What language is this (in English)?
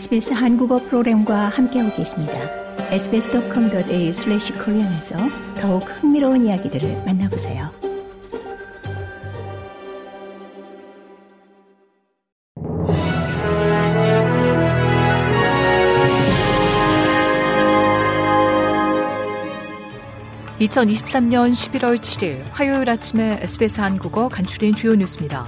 Korean